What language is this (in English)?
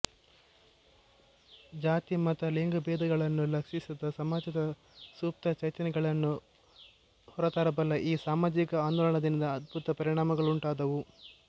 Kannada